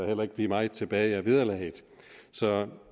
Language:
Danish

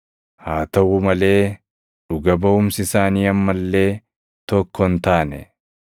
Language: Oromo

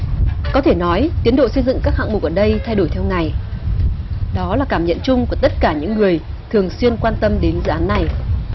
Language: Vietnamese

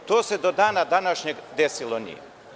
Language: Serbian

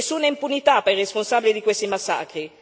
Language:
Italian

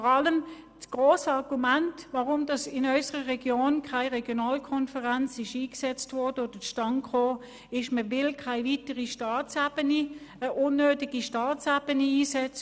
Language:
Swiss German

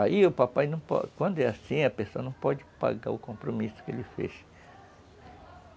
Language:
Portuguese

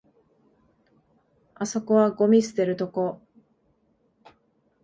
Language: Japanese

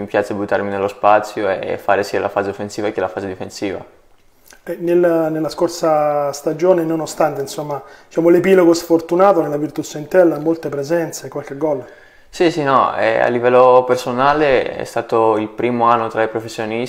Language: Italian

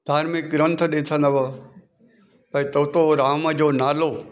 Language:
Sindhi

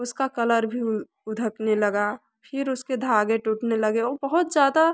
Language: Hindi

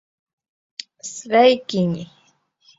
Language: Latvian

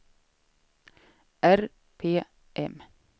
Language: Swedish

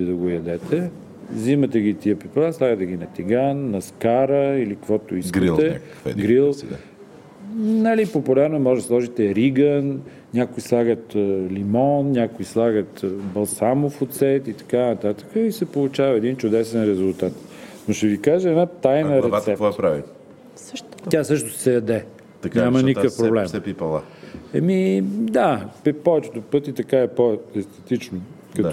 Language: Bulgarian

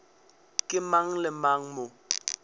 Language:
Northern Sotho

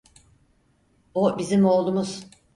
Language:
Turkish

